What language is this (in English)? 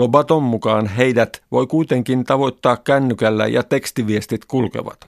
Finnish